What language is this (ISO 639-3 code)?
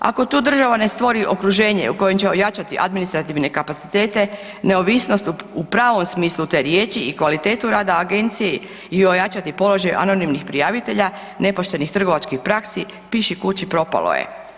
hrv